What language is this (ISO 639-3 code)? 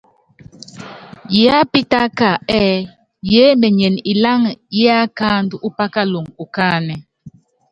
yav